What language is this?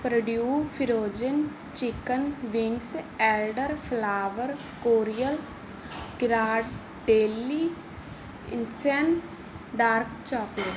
Punjabi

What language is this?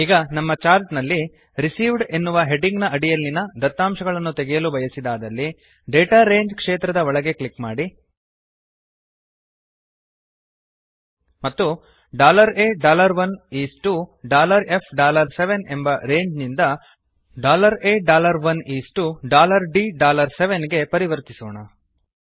Kannada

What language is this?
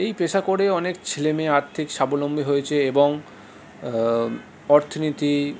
Bangla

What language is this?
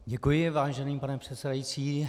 Czech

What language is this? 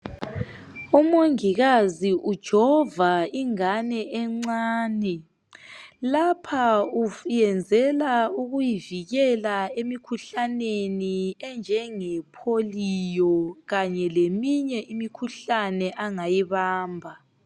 North Ndebele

